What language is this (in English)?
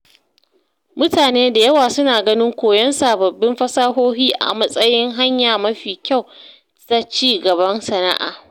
Hausa